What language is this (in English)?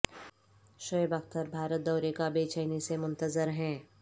Urdu